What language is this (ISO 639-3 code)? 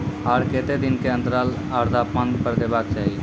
mai